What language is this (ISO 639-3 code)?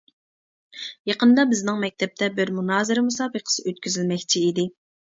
uig